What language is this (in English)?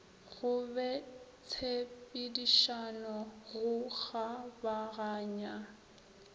Northern Sotho